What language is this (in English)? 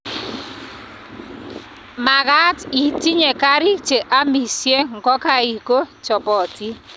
Kalenjin